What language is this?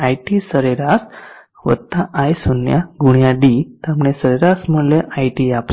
Gujarati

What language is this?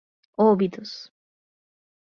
Portuguese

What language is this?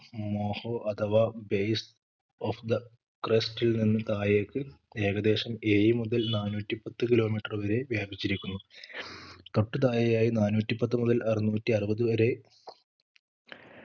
Malayalam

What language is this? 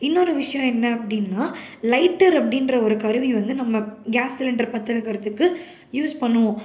Tamil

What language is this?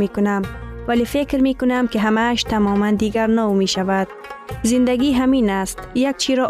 Persian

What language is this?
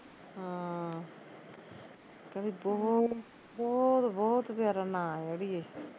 Punjabi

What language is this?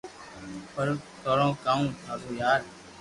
Loarki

